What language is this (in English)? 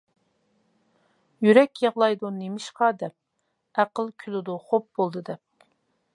Uyghur